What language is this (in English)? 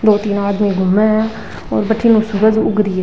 Rajasthani